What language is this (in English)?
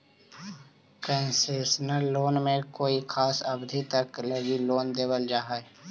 Magahi